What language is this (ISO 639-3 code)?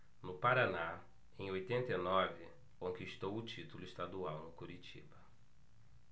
por